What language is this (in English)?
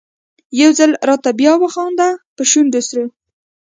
Pashto